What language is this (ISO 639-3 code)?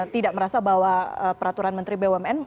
ind